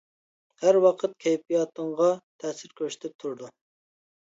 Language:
Uyghur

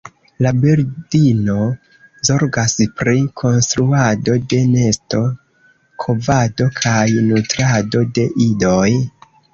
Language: Esperanto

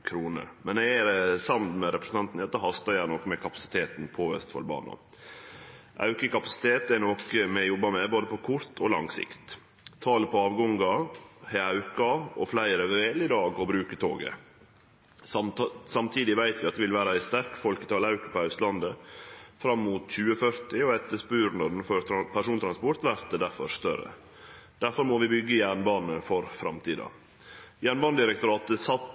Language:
Norwegian Nynorsk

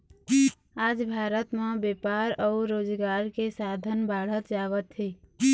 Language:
Chhattisgarhi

